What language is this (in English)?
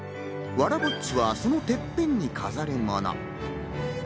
Japanese